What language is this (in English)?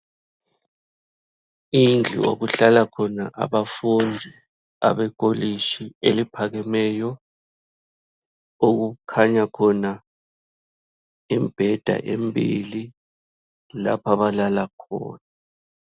North Ndebele